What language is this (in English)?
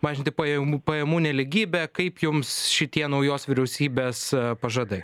Lithuanian